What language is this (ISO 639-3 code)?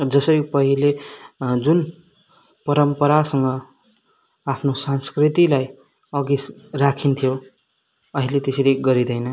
nep